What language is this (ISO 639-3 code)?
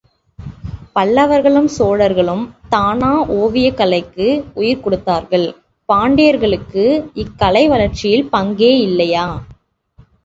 tam